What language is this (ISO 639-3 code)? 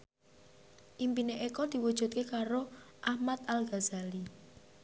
jav